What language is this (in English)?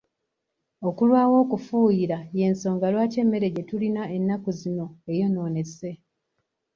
Ganda